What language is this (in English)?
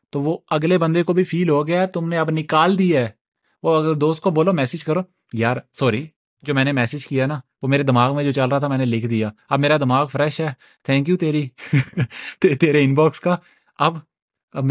Urdu